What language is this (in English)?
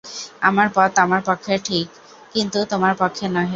Bangla